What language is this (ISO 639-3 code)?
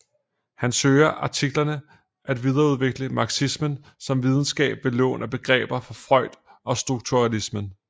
dan